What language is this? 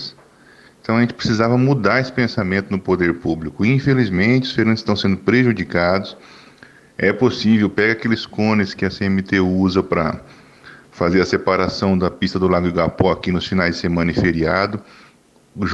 Portuguese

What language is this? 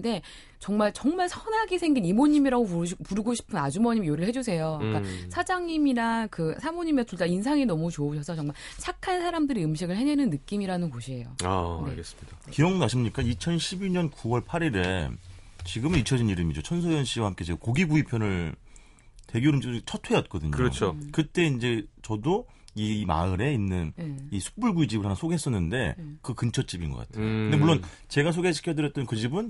Korean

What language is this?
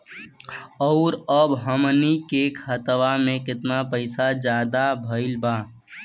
Bhojpuri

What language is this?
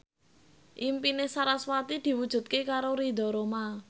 Javanese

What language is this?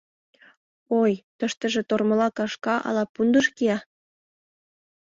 Mari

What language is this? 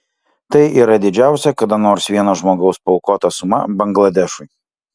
Lithuanian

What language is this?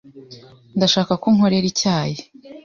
Kinyarwanda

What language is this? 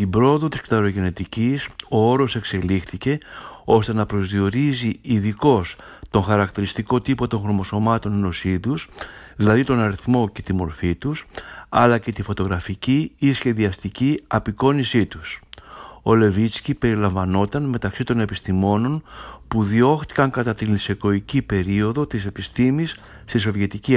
Greek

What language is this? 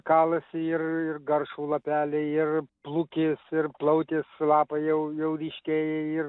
Lithuanian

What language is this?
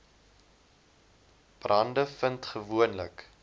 Afrikaans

